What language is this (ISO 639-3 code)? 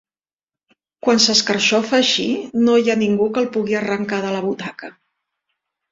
cat